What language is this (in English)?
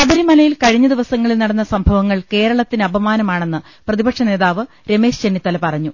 Malayalam